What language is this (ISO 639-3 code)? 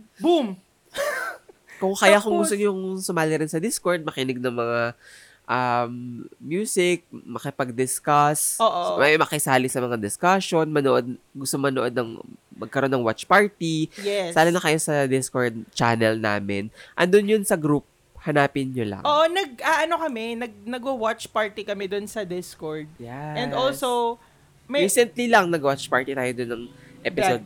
fil